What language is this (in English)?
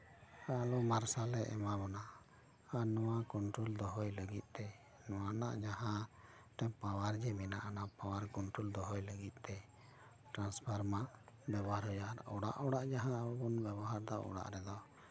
Santali